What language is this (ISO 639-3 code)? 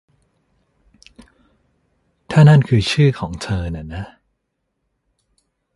tha